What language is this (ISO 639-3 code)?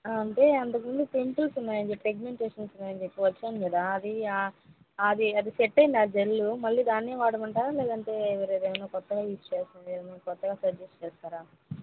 tel